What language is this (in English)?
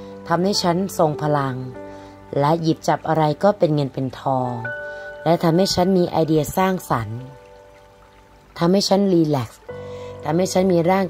Thai